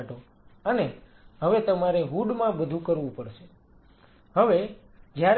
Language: Gujarati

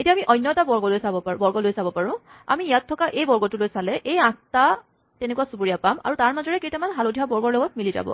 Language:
Assamese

